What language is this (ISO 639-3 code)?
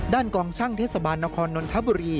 tha